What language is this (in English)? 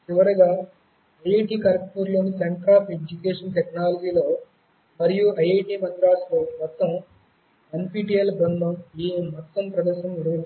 Telugu